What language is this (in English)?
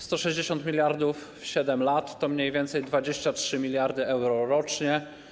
Polish